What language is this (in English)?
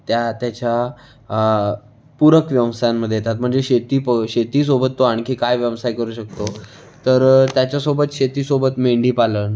Marathi